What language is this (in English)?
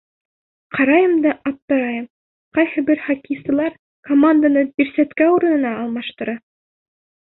Bashkir